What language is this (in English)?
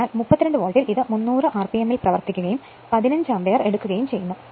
Malayalam